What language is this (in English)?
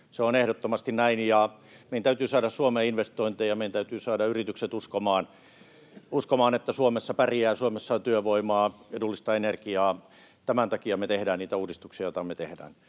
Finnish